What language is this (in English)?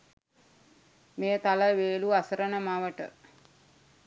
Sinhala